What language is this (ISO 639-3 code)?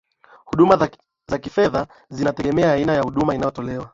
swa